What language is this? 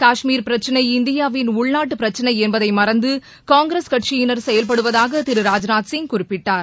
Tamil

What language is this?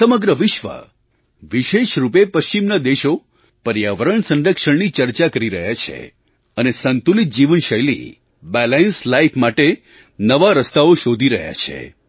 Gujarati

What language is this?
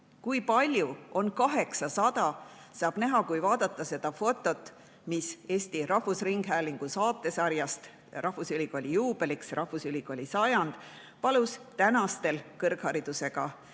Estonian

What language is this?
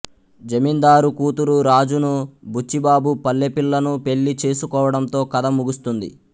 Telugu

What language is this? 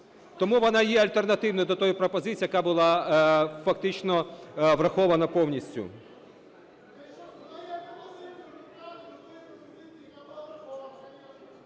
Ukrainian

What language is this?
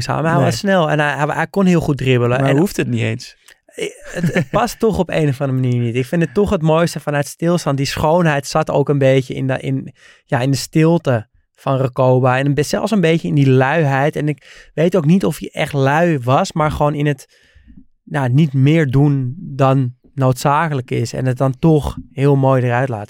Dutch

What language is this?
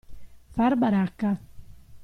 Italian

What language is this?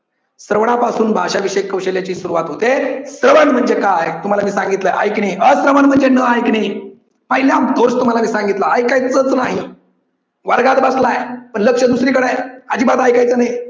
Marathi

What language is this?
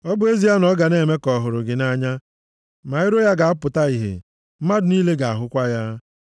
Igbo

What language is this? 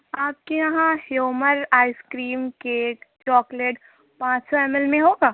Urdu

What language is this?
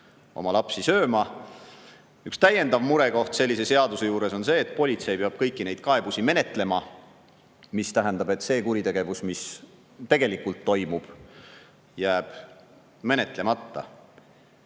Estonian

